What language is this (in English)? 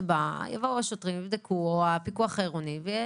Hebrew